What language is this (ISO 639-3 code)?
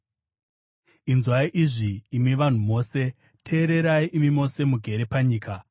sna